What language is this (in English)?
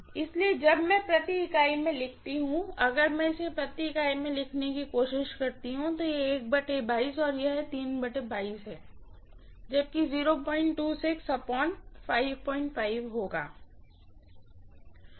Hindi